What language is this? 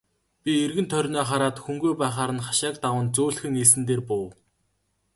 Mongolian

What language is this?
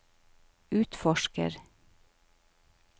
Norwegian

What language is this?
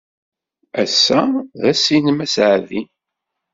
Kabyle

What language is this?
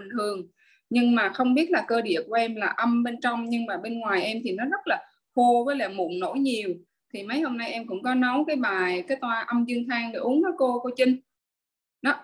Vietnamese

